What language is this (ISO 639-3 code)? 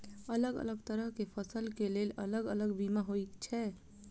mai